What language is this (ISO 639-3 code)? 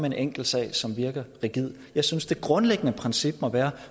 dan